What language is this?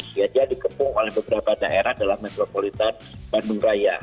Indonesian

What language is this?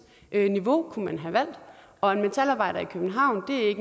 Danish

